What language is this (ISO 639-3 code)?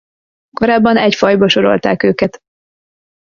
hun